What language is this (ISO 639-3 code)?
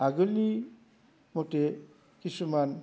brx